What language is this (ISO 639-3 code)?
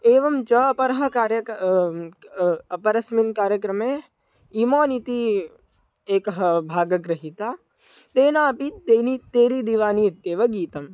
san